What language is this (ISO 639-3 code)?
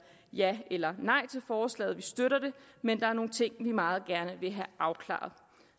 dan